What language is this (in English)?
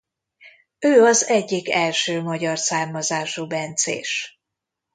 Hungarian